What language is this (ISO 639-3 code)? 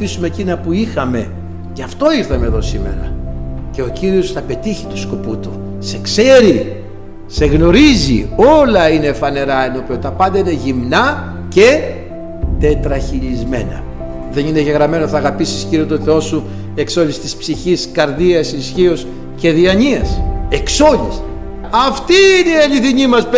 ell